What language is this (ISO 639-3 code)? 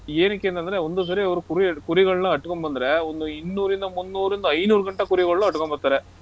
kan